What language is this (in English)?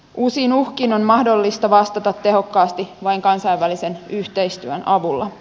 Finnish